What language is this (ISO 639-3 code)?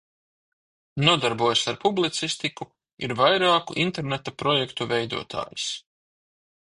lav